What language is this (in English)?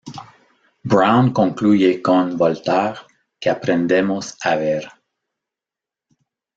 Spanish